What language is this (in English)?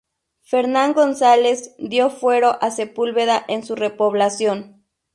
Spanish